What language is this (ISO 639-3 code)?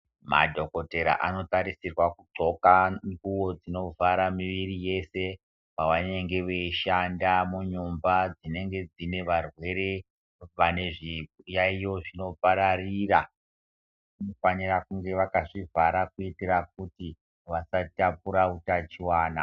ndc